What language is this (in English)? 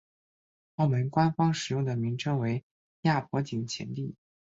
Chinese